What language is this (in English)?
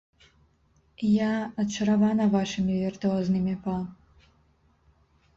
Belarusian